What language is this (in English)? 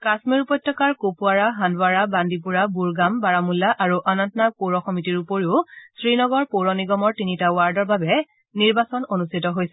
Assamese